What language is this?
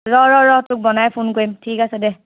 Assamese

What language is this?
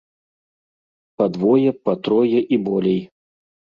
Belarusian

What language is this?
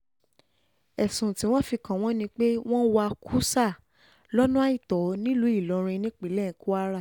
Yoruba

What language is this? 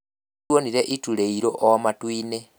Kikuyu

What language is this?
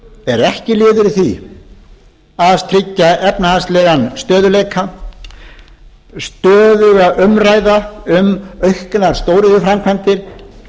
Icelandic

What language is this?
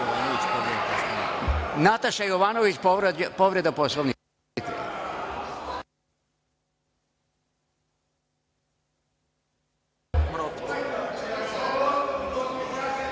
Serbian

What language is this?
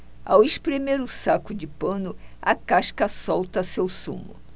Portuguese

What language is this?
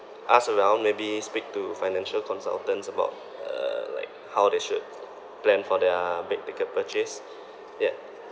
English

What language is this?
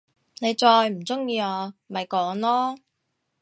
Cantonese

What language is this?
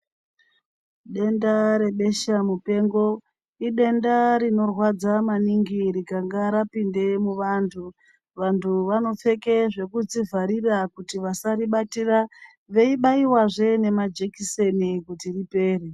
Ndau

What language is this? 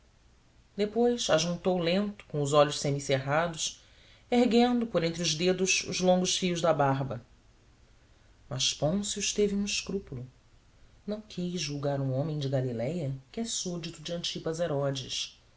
Portuguese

